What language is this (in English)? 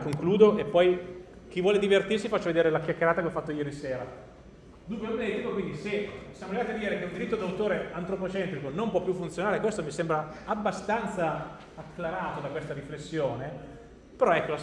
Italian